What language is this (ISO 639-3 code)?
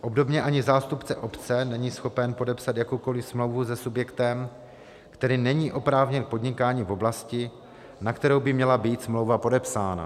ces